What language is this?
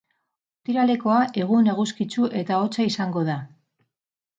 Basque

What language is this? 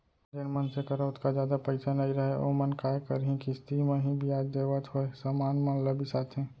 Chhattisgarhi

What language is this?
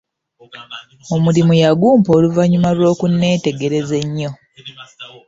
Ganda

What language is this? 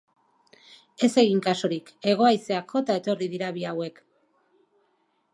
Basque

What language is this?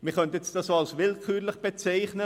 Swiss German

